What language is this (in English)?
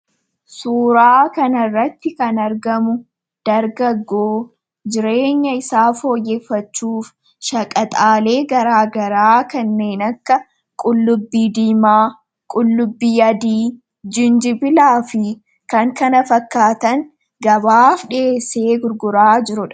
Oromo